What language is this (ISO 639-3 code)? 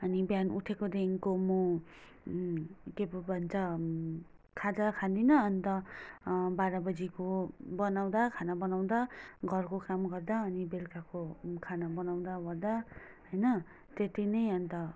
nep